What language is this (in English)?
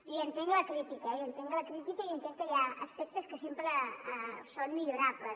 Catalan